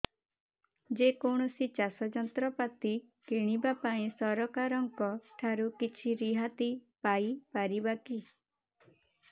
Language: Odia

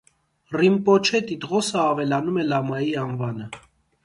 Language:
Armenian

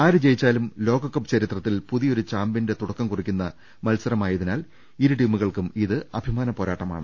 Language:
Malayalam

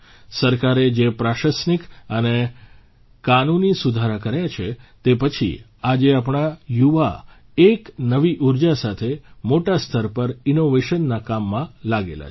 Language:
Gujarati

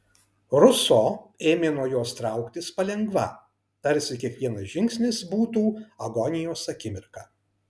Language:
Lithuanian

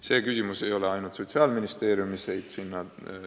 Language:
Estonian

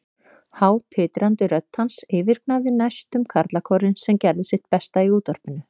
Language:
Icelandic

